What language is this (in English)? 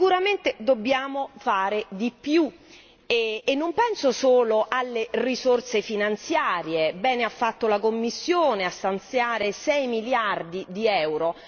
Italian